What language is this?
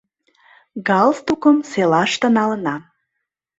Mari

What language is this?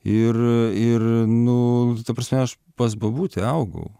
Lithuanian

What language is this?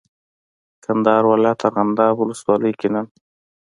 Pashto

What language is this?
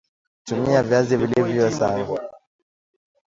Swahili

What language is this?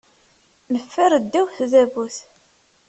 Kabyle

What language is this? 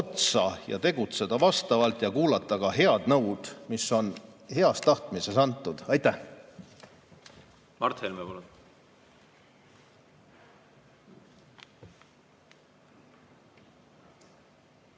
Estonian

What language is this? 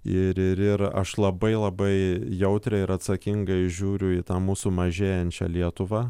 Lithuanian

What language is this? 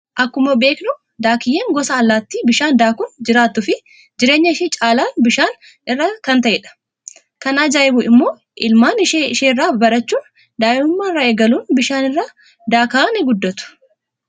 Oromo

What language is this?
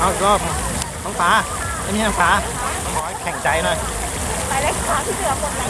Thai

